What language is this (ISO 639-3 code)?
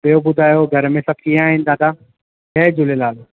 snd